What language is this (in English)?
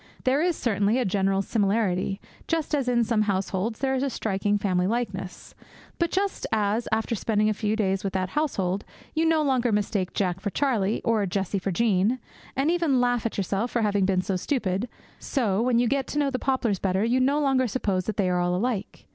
English